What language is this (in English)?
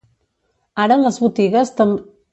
Catalan